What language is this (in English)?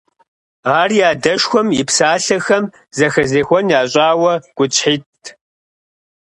Kabardian